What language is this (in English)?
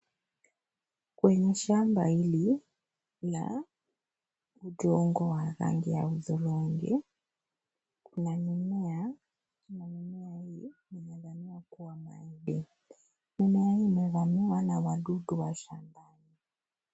Swahili